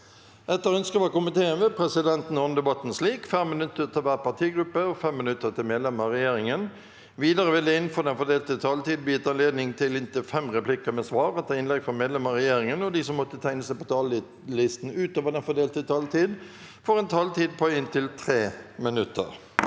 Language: Norwegian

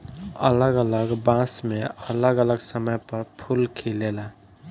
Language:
Bhojpuri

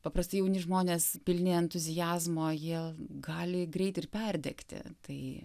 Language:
Lithuanian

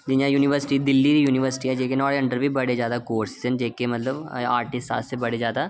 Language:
Dogri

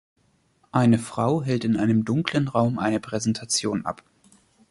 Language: German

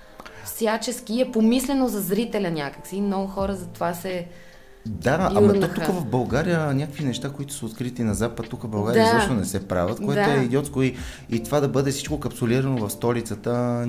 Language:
Bulgarian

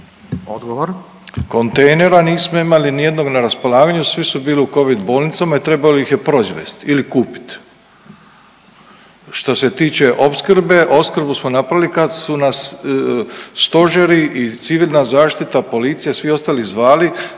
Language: Croatian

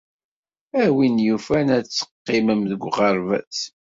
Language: Kabyle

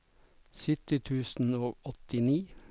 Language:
Norwegian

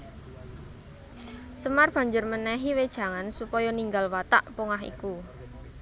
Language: Javanese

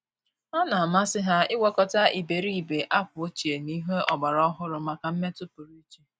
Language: Igbo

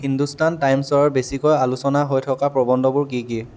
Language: Assamese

